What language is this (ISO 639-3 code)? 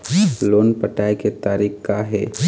hne